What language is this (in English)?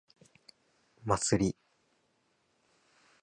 Japanese